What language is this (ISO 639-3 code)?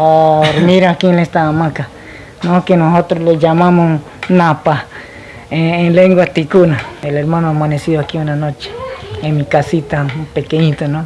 spa